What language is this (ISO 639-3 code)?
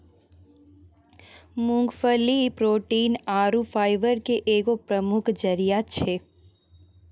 mai